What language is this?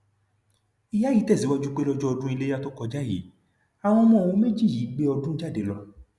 Yoruba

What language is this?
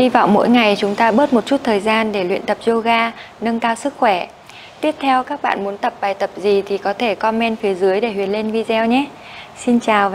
Vietnamese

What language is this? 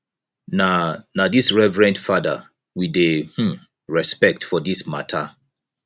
Nigerian Pidgin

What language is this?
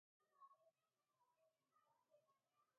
Gawri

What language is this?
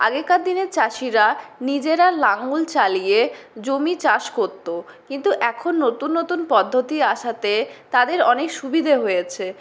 Bangla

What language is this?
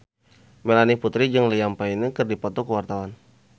Sundanese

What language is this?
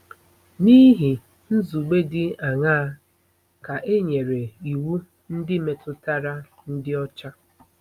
Igbo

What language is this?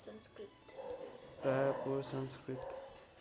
Nepali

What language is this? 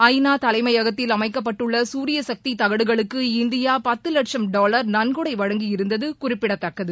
Tamil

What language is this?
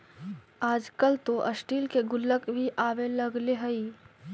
Magahi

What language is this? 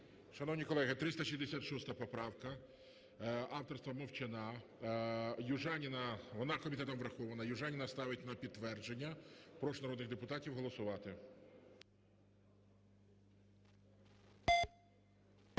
Ukrainian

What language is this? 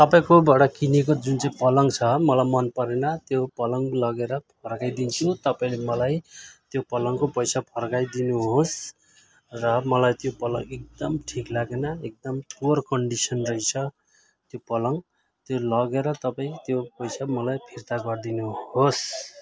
Nepali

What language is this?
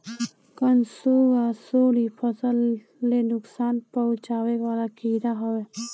Bhojpuri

